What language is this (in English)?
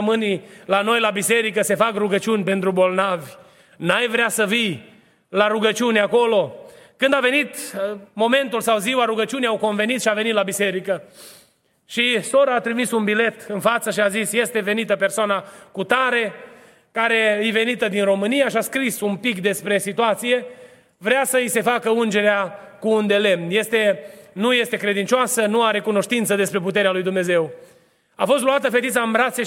Romanian